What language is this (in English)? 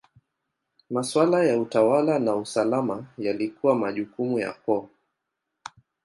Swahili